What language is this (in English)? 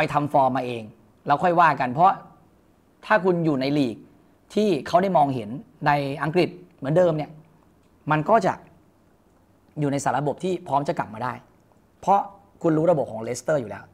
Thai